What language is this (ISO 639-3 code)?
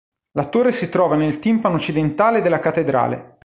ita